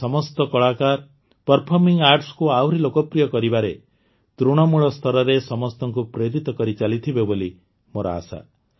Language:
Odia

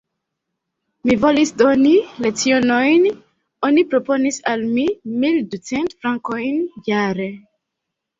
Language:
Esperanto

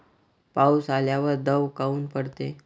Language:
Marathi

